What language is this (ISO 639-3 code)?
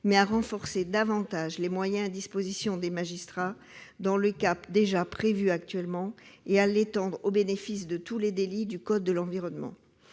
fra